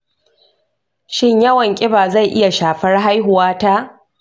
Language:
Hausa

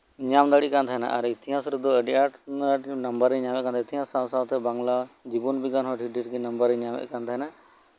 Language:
Santali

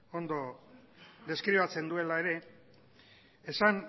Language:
Basque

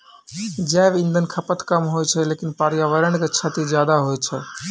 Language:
Maithili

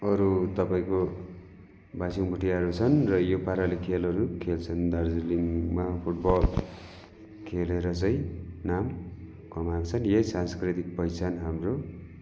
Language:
Nepali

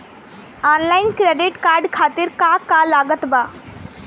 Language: Bhojpuri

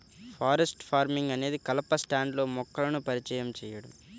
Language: Telugu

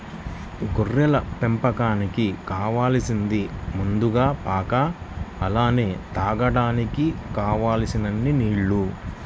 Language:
Telugu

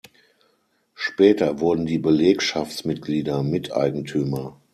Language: German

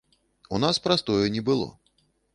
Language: Belarusian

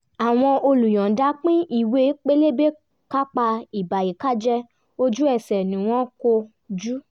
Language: Yoruba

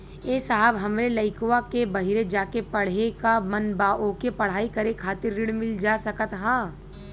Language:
Bhojpuri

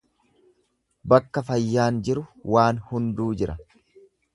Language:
Oromo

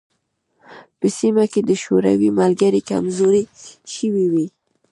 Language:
Pashto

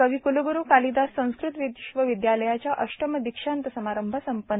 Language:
Marathi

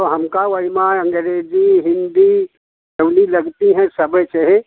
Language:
Hindi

